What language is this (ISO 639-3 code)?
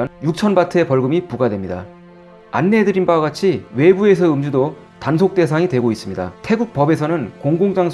kor